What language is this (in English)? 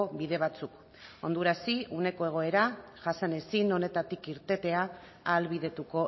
Basque